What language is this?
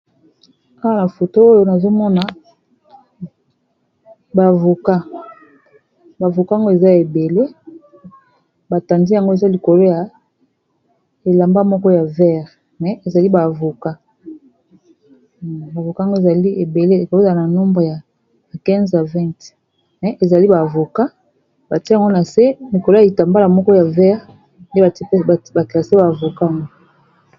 Lingala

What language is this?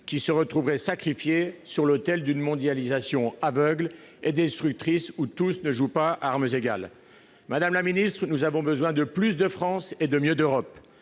French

